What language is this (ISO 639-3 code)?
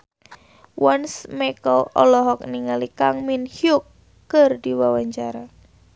sun